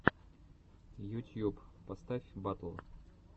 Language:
Russian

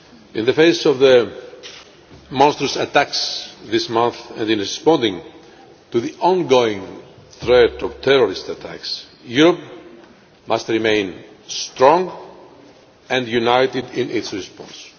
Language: English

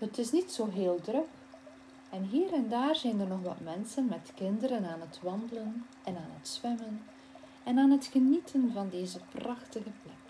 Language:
Dutch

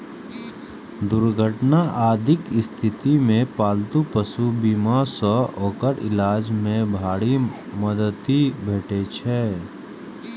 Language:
Maithili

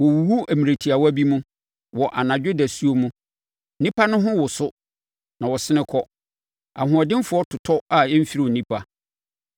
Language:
Akan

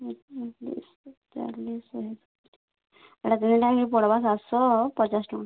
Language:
Odia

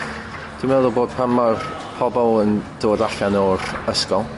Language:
Welsh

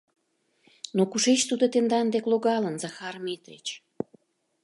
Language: Mari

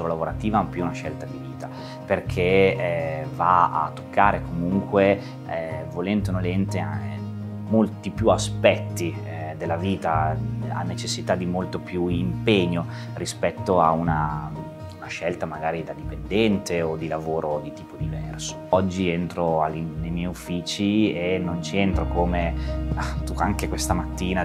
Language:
Italian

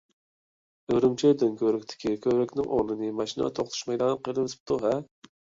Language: Uyghur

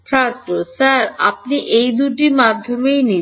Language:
Bangla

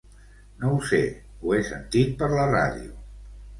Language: Catalan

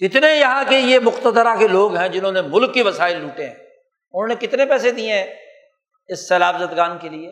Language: Urdu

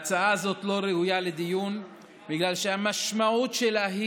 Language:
Hebrew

